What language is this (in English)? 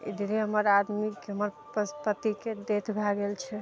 Maithili